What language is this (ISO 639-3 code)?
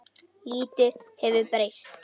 isl